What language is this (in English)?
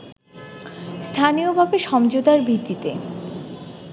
Bangla